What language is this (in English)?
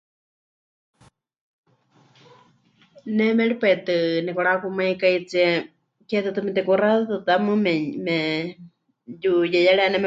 Huichol